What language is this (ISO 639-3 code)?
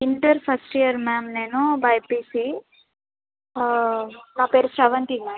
tel